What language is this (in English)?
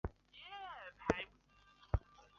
Chinese